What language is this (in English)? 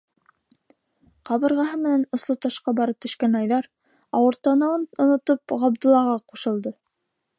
Bashkir